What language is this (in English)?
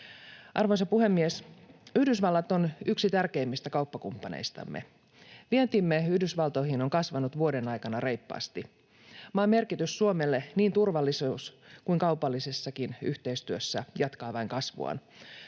Finnish